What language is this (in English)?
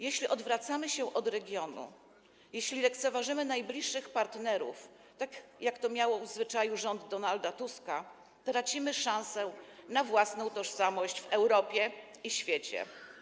Polish